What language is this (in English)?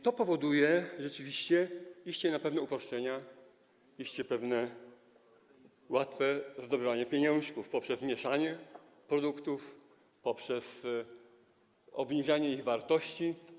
Polish